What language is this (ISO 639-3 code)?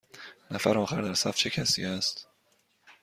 fas